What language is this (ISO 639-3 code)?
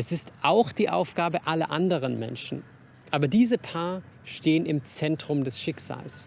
deu